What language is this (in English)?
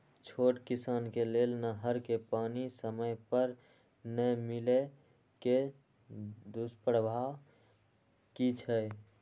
Maithili